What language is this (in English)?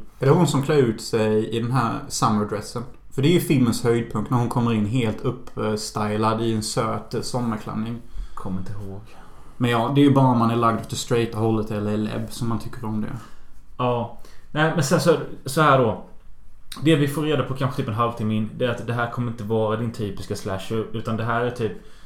Swedish